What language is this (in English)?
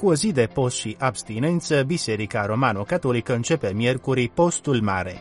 Romanian